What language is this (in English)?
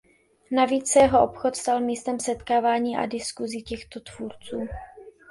Czech